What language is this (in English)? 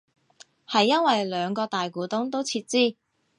Cantonese